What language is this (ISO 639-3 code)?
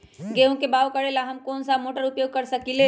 mag